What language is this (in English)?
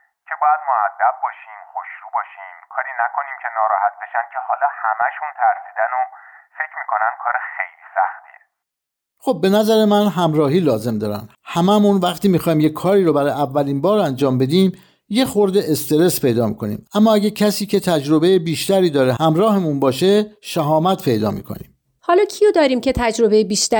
Persian